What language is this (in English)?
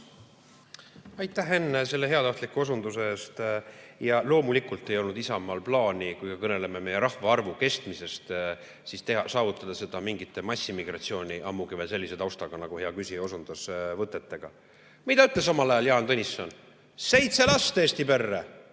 Estonian